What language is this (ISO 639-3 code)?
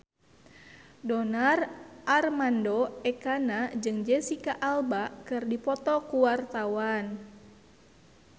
sun